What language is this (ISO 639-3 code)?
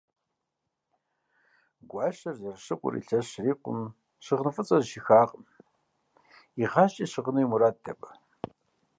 kbd